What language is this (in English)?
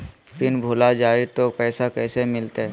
Magahi